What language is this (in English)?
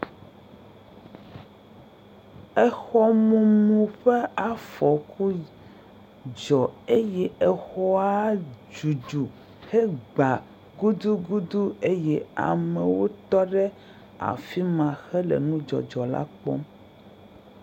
Ewe